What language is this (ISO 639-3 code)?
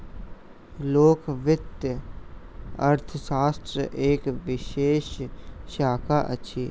mai